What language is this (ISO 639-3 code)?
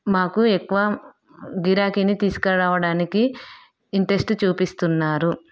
tel